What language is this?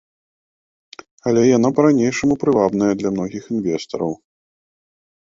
Belarusian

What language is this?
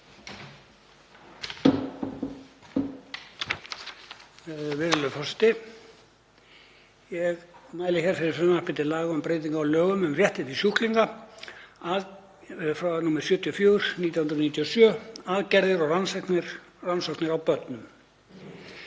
Icelandic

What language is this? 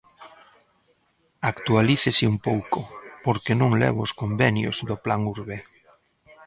Galician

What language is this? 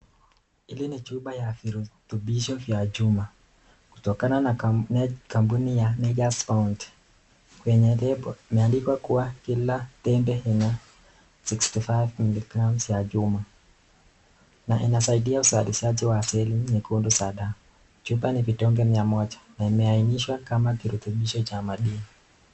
Swahili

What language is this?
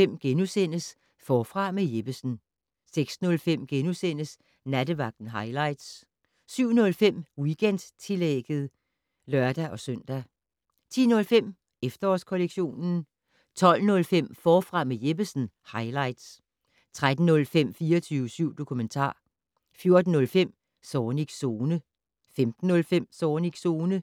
Danish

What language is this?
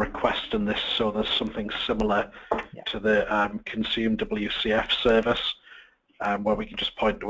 English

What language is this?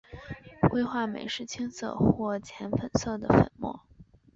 Chinese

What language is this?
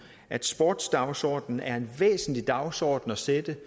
Danish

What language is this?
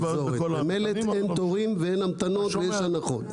Hebrew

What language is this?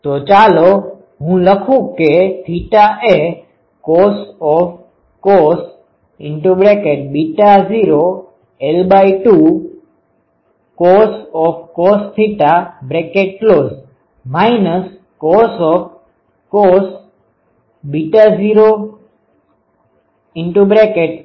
Gujarati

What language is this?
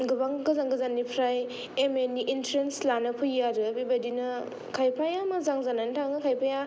Bodo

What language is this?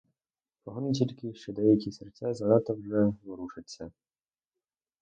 Ukrainian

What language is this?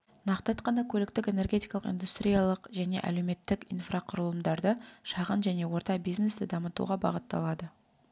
Kazakh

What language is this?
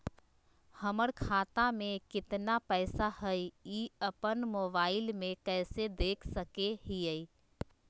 Magahi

